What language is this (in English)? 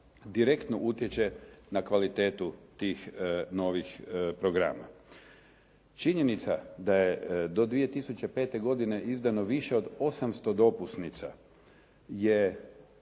Croatian